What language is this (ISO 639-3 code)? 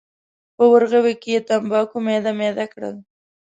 pus